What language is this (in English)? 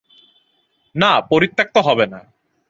Bangla